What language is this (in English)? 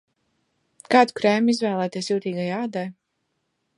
Latvian